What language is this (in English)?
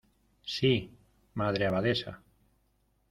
Spanish